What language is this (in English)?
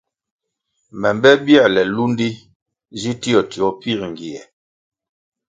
Kwasio